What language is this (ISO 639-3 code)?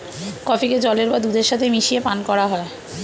ben